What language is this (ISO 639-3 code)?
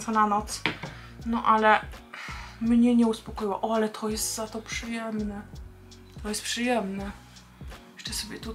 pol